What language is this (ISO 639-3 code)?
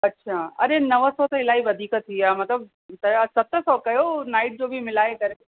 snd